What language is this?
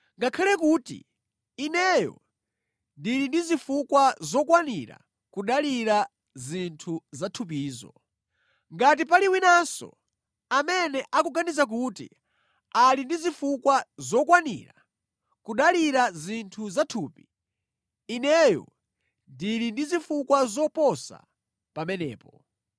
Nyanja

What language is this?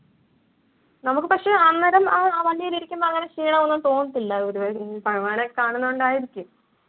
Malayalam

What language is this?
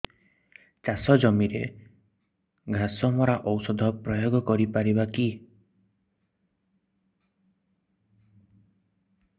Odia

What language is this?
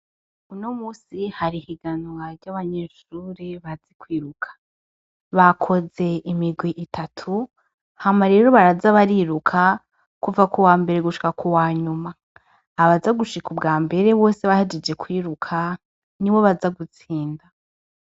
Rundi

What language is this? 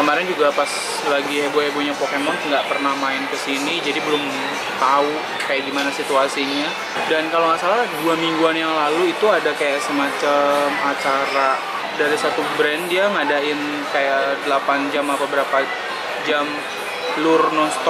Indonesian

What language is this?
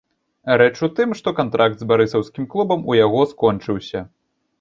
Belarusian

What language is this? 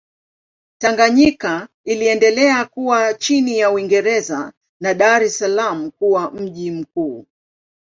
Swahili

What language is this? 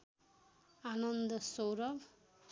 Nepali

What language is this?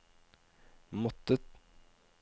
Norwegian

